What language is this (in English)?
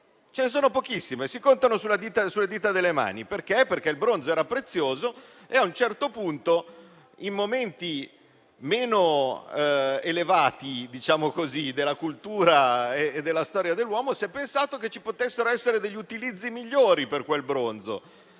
Italian